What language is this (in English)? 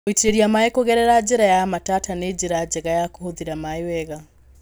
Kikuyu